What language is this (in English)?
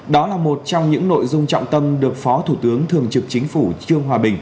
Vietnamese